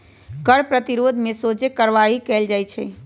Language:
Magahi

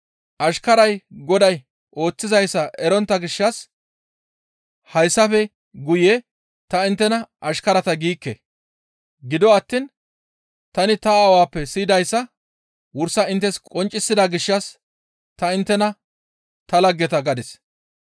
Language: Gamo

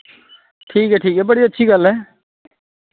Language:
Dogri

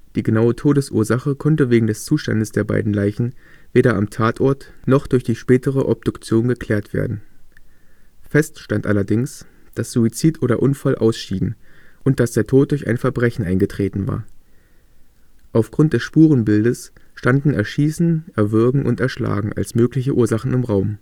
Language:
German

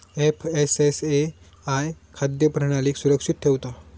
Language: Marathi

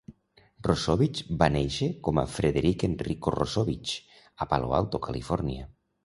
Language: Catalan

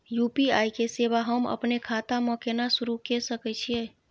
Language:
Maithili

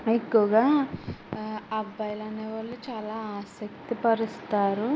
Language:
Telugu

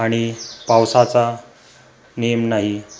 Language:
Marathi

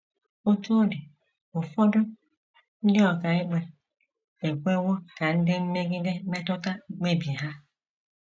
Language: Igbo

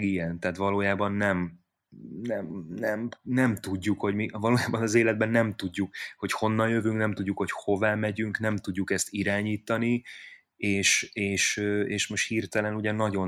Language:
Hungarian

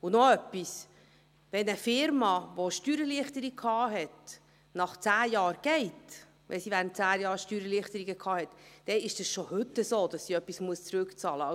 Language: Swiss German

